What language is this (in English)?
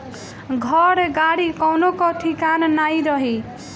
Bhojpuri